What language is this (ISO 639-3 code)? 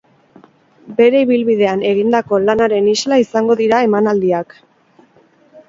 eus